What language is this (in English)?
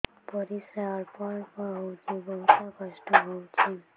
Odia